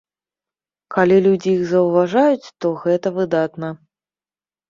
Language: Belarusian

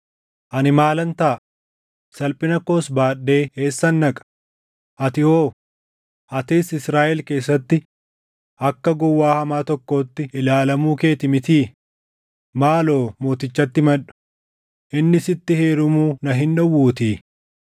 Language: Oromo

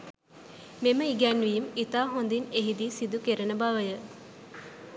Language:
Sinhala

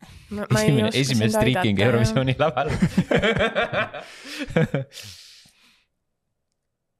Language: Finnish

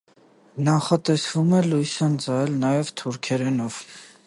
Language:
Armenian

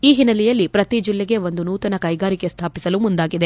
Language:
Kannada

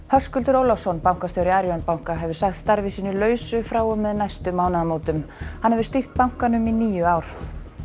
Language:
Icelandic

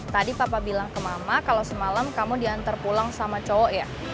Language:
Indonesian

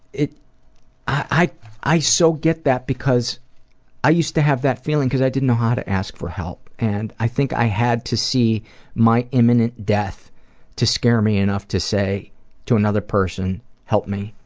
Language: English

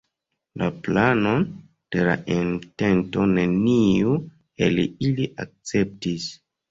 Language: Esperanto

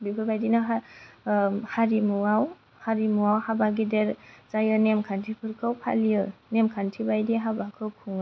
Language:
Bodo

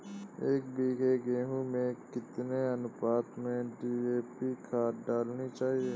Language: Hindi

